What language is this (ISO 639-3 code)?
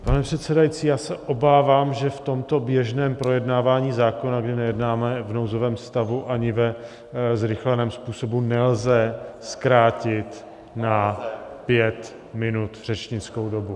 ces